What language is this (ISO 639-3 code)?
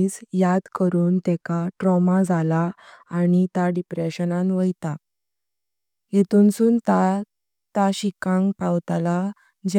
kok